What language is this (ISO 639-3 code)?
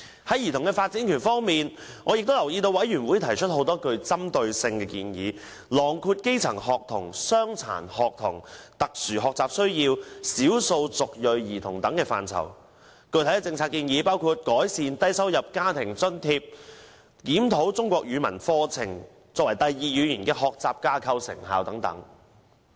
yue